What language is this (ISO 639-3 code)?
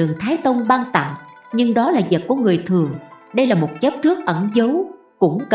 vie